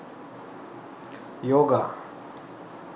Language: Sinhala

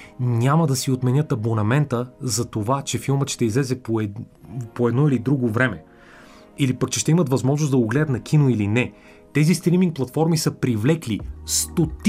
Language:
Bulgarian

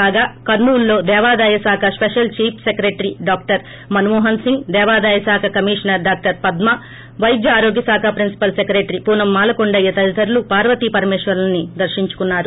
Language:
Telugu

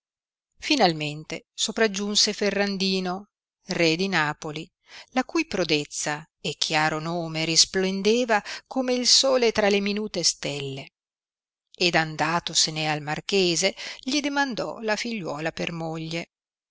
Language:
Italian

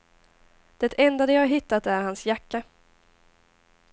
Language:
Swedish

